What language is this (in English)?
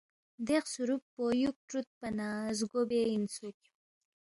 Balti